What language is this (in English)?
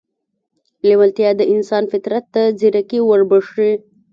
Pashto